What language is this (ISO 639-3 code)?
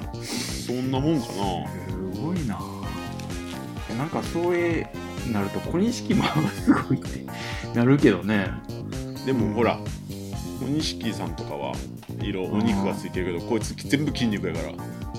jpn